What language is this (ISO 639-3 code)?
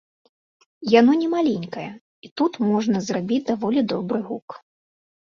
bel